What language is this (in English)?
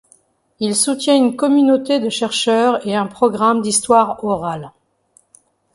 French